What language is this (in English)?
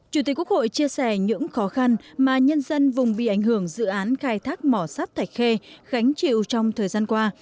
Vietnamese